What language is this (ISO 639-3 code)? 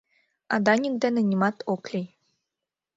chm